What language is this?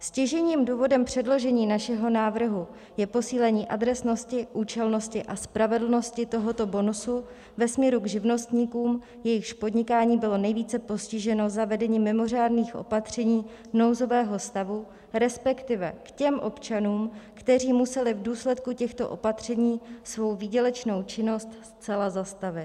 Czech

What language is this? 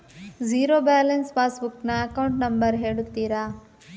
Kannada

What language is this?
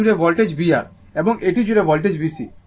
Bangla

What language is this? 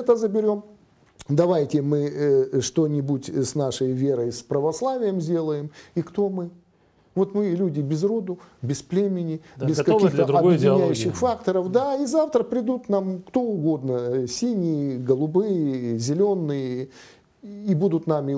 Russian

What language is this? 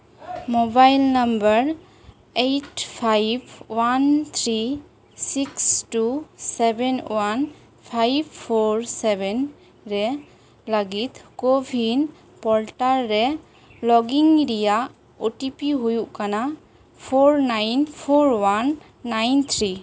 Santali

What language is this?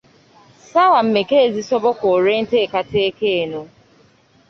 Ganda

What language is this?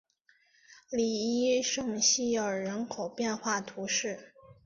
Chinese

